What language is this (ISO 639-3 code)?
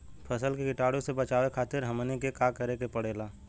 bho